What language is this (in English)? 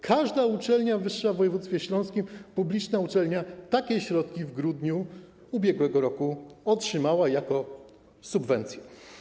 Polish